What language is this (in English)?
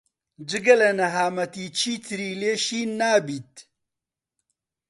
Central Kurdish